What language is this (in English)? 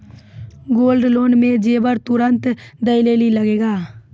Maithili